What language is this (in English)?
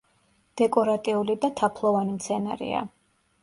Georgian